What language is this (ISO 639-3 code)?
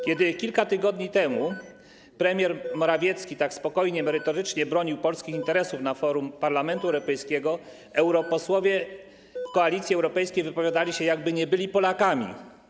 pol